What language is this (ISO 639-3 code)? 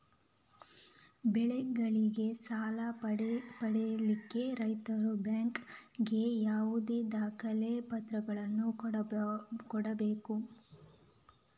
kan